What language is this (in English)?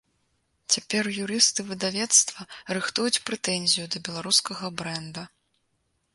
Belarusian